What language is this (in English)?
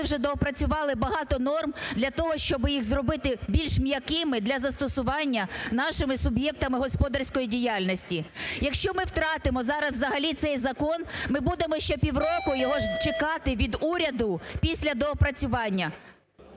Ukrainian